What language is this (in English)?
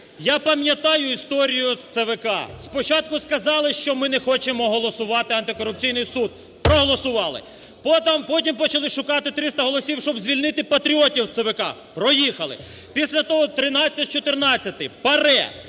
Ukrainian